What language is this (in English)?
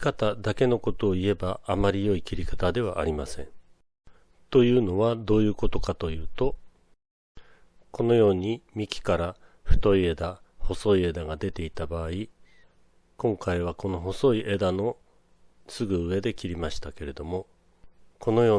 Japanese